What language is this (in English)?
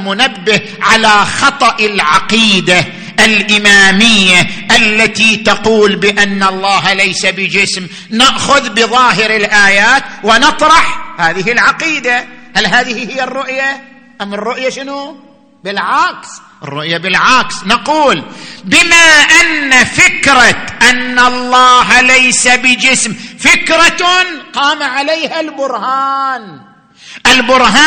Arabic